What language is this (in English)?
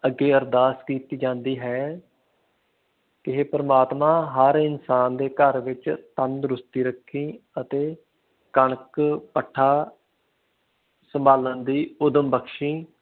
Punjabi